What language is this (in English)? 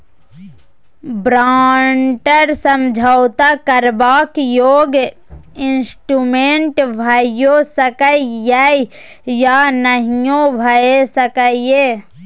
Maithili